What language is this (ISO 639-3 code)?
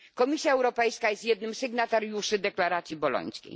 pol